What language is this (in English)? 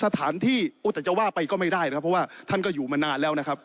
Thai